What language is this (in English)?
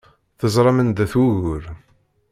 Kabyle